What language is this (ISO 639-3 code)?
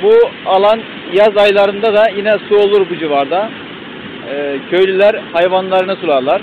tur